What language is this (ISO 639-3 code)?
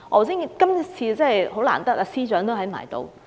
yue